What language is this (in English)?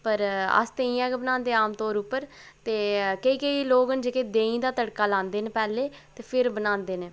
Dogri